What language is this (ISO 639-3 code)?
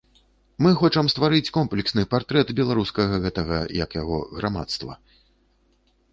bel